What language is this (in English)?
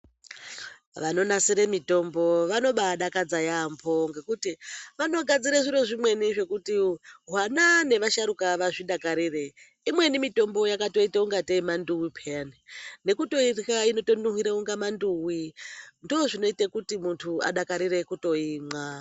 Ndau